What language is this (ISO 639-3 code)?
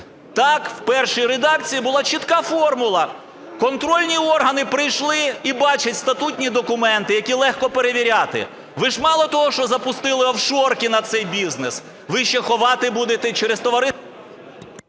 ukr